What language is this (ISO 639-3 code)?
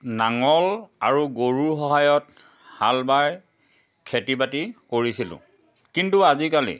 asm